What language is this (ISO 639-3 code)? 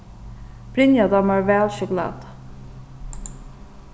fao